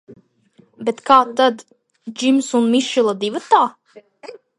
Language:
Latvian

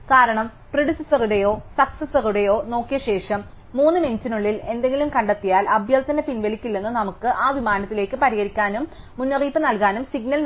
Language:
Malayalam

